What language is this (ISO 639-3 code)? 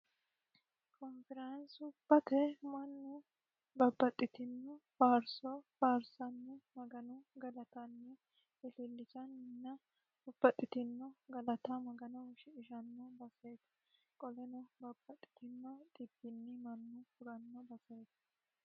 sid